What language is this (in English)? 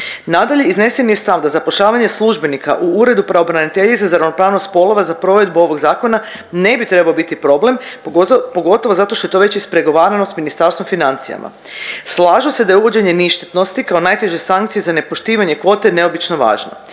Croatian